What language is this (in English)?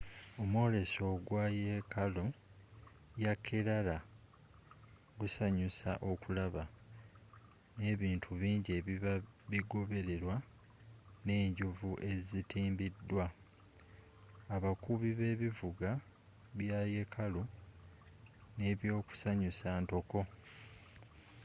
Ganda